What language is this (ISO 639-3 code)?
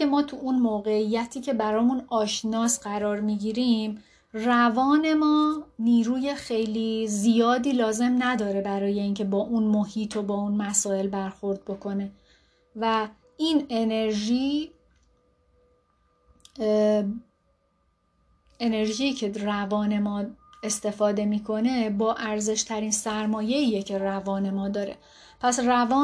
fas